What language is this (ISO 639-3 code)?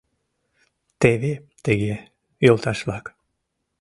chm